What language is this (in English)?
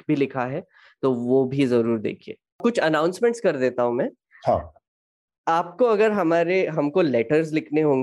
Hindi